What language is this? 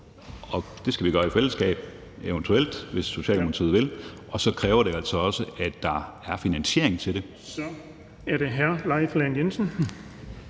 Danish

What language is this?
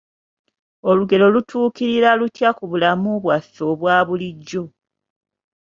Ganda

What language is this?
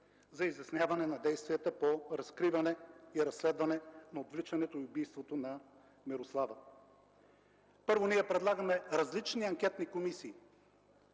Bulgarian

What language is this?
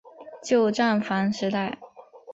Chinese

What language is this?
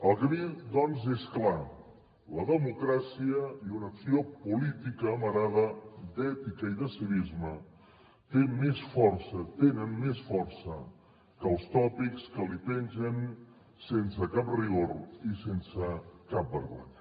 Catalan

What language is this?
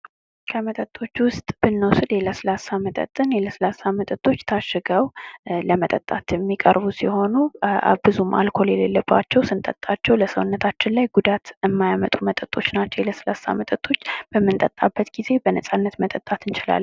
Amharic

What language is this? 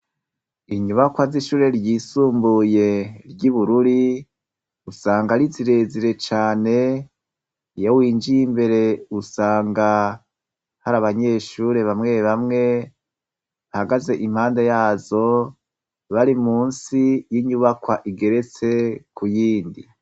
Rundi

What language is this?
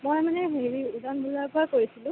Assamese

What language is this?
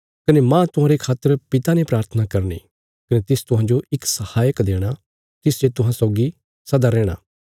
Bilaspuri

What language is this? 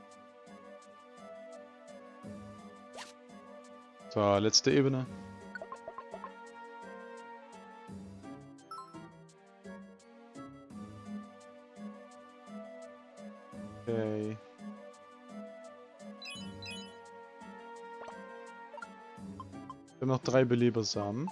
German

